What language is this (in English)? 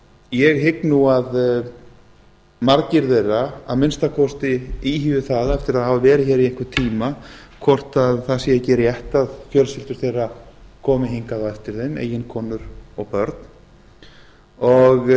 Icelandic